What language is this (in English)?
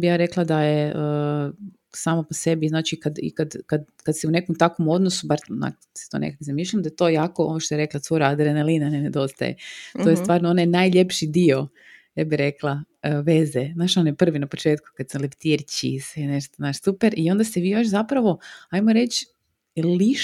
Croatian